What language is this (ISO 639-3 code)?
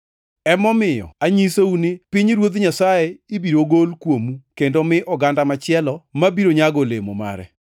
luo